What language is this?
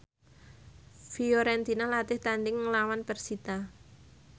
Javanese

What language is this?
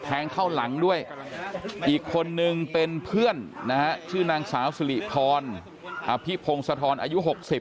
Thai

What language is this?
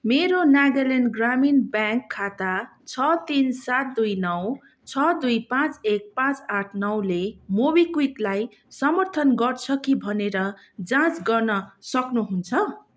Nepali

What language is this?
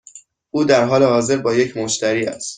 Persian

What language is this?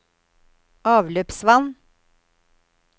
Norwegian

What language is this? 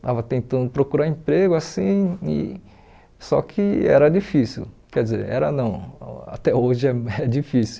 Portuguese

